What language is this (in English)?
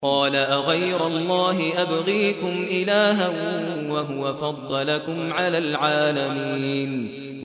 Arabic